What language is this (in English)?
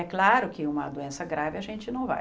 Portuguese